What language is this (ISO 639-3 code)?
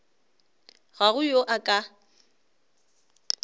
nso